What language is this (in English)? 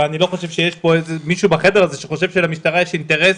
Hebrew